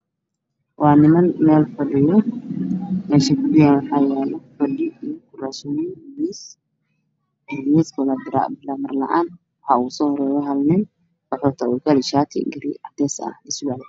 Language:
Somali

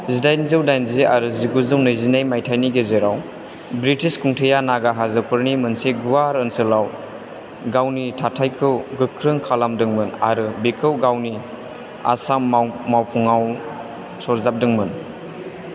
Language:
Bodo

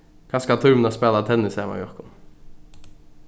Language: Faroese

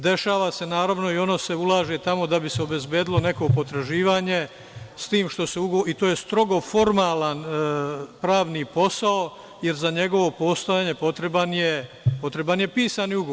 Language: Serbian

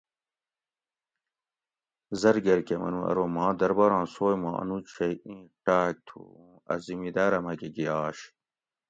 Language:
Gawri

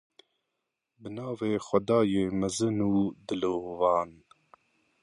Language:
Kurdish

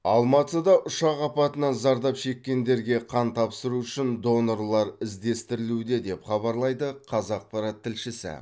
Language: Kazakh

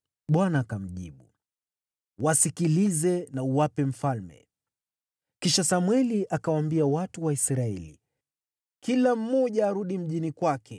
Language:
Swahili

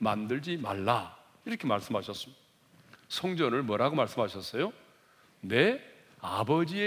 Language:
Korean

